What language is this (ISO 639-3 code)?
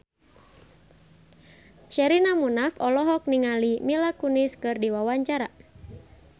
sun